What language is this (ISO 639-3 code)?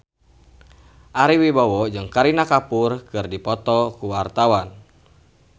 sun